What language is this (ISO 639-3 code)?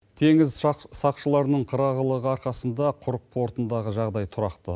kaz